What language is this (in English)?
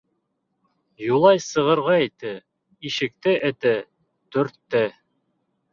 Bashkir